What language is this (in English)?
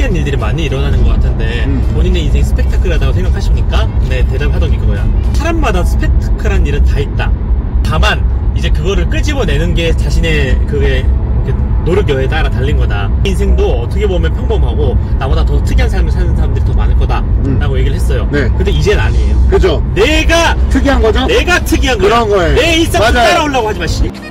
Korean